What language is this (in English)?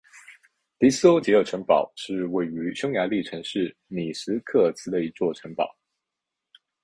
Chinese